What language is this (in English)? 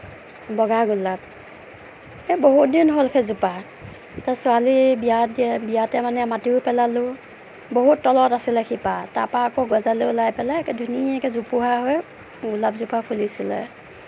Assamese